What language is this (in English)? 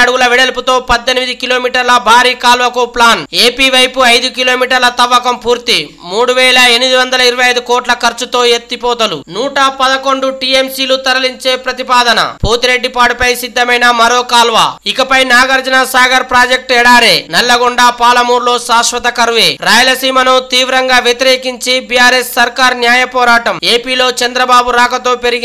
Telugu